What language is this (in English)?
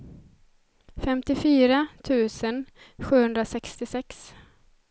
Swedish